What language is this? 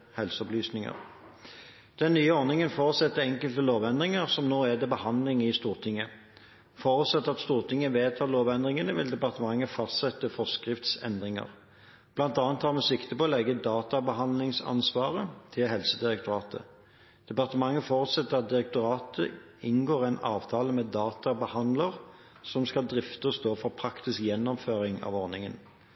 Norwegian Bokmål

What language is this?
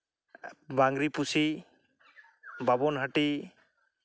Santali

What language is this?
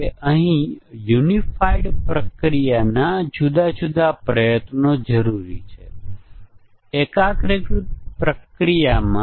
Gujarati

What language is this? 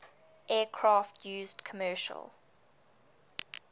English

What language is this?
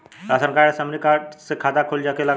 Bhojpuri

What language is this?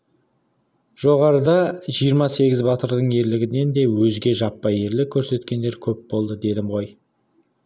Kazakh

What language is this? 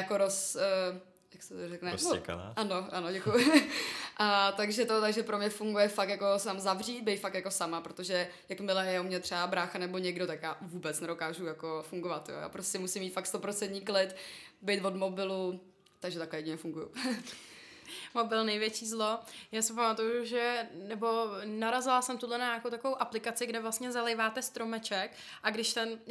Czech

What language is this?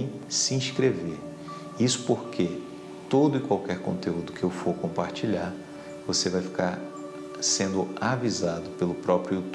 Portuguese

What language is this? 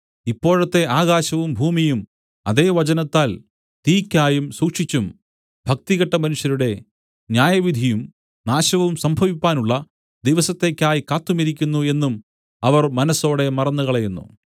Malayalam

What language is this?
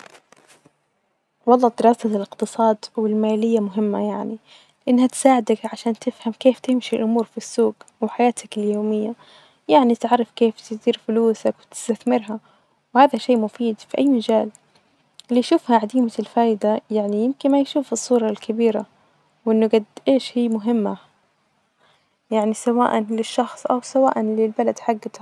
Najdi Arabic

